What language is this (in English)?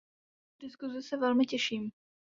Czech